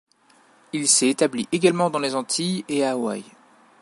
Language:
French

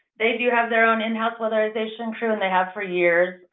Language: English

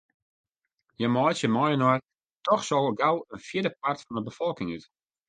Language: Western Frisian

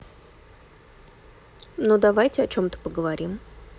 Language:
Russian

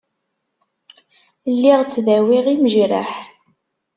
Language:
Kabyle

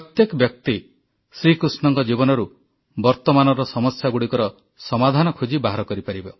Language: Odia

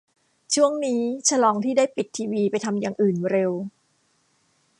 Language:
Thai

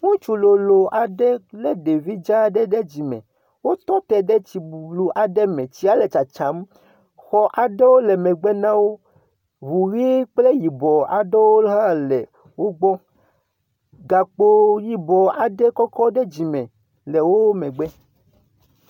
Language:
Ewe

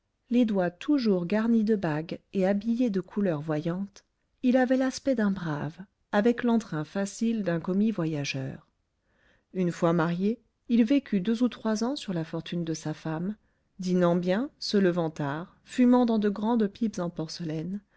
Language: French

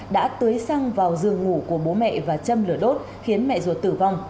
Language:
Vietnamese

